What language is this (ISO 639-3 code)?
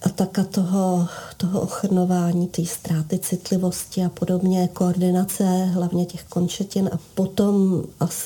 ces